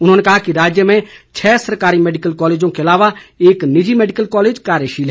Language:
Hindi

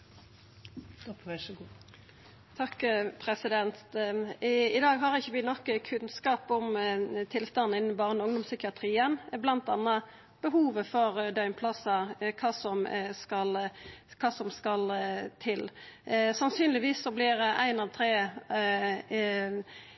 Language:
Norwegian Nynorsk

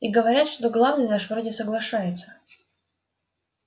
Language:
Russian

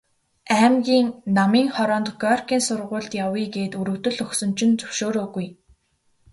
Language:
Mongolian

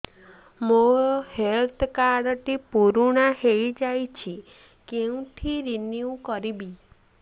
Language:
Odia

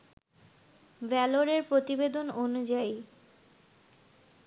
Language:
Bangla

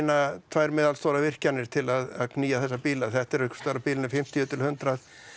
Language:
Icelandic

